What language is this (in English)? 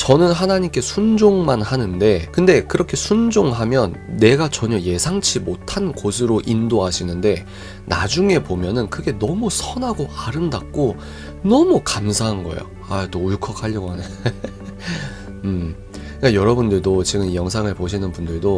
Korean